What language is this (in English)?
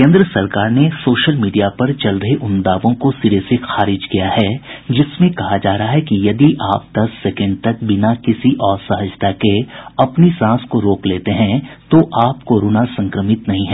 Hindi